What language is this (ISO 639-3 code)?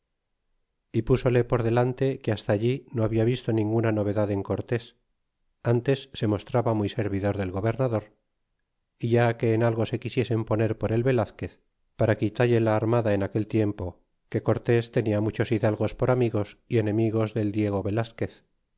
spa